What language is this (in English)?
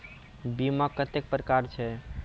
Maithili